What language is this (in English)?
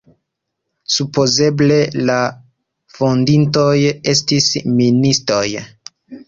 Esperanto